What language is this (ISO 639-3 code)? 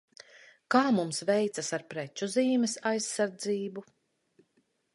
lav